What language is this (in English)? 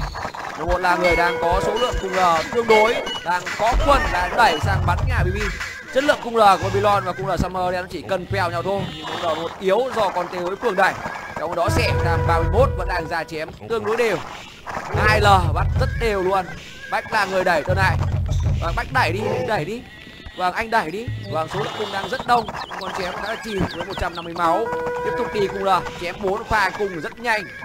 Vietnamese